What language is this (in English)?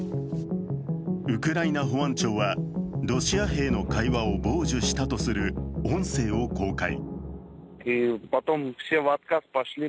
Japanese